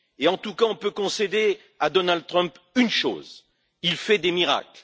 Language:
French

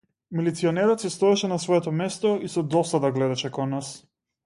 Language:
Macedonian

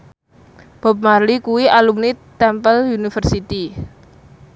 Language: Javanese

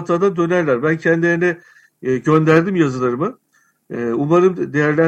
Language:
Turkish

